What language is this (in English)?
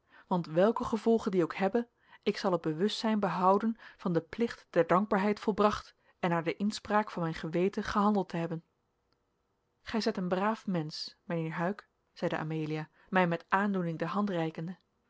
Dutch